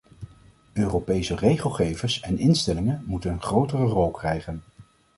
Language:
Dutch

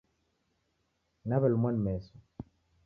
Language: Taita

